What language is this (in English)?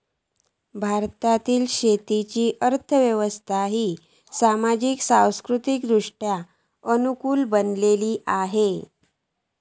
Marathi